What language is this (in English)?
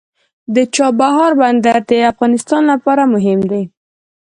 Pashto